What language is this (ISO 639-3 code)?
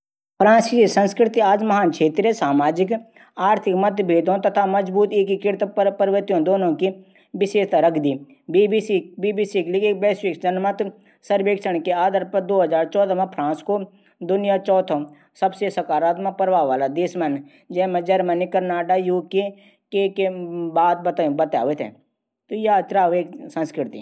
gbm